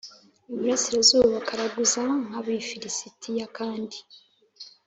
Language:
Kinyarwanda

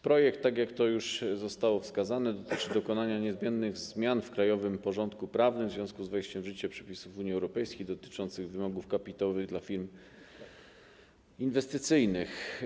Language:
Polish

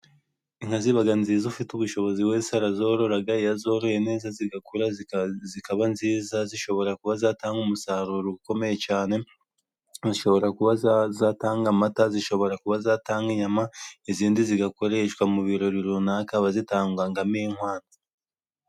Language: Kinyarwanda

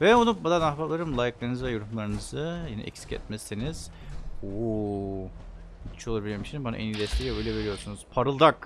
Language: Turkish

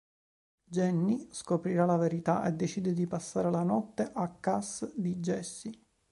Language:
Italian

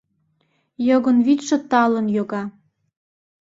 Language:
Mari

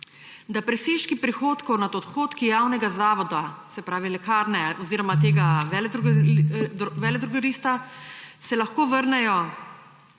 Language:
Slovenian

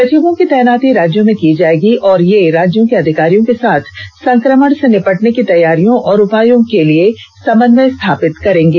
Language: Hindi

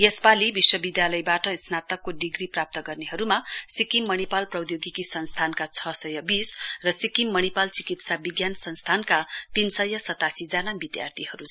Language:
Nepali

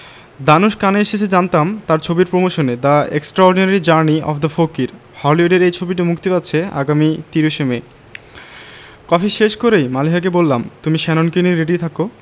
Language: Bangla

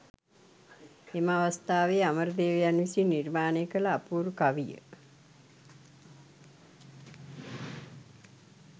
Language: Sinhala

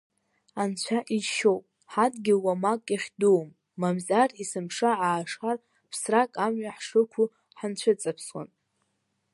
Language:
Abkhazian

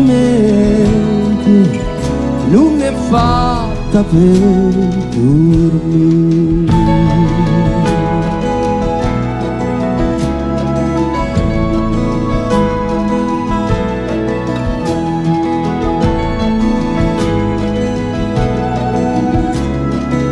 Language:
Italian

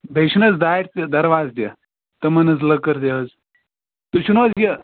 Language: Kashmiri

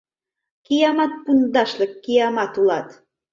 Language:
Mari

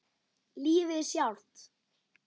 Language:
Icelandic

